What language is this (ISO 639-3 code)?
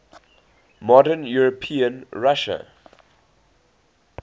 eng